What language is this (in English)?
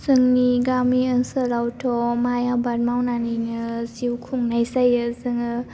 Bodo